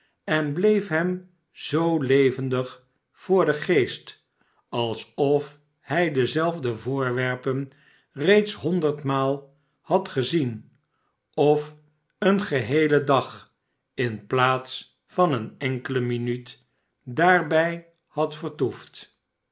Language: Dutch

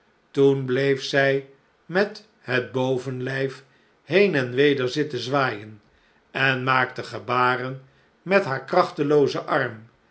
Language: Dutch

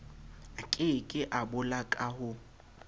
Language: Southern Sotho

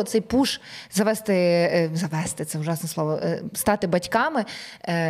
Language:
Ukrainian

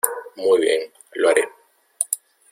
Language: Spanish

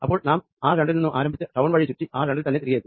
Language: Malayalam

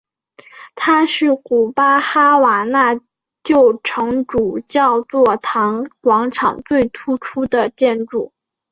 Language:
Chinese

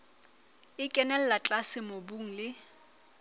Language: Southern Sotho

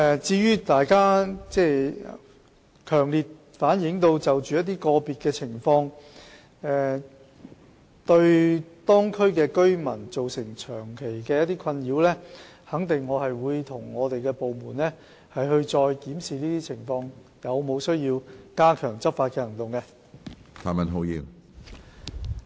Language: Cantonese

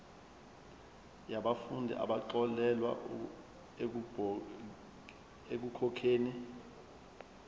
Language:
Zulu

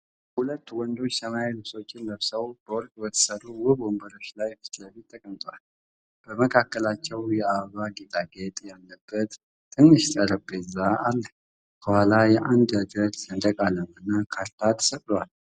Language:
Amharic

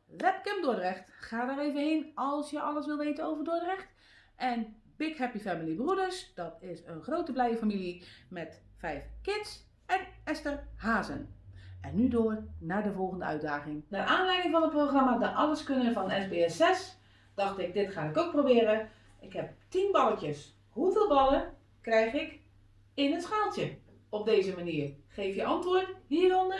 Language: Dutch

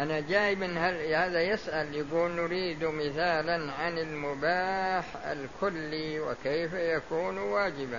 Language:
Arabic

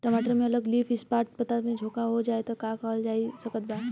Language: Bhojpuri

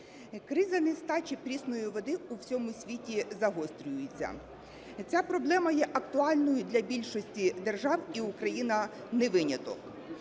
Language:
Ukrainian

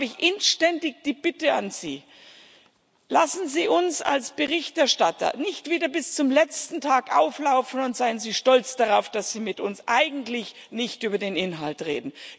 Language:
German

